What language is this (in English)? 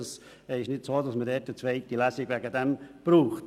Swiss German